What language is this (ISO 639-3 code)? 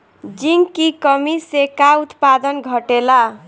bho